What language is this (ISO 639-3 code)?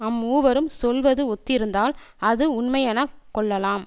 tam